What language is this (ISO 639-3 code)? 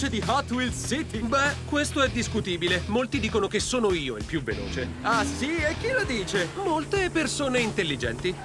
ita